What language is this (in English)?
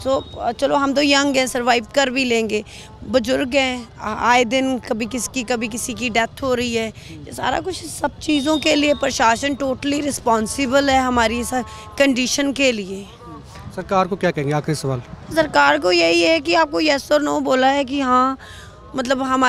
Hindi